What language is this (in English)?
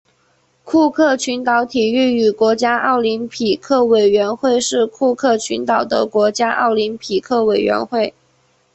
Chinese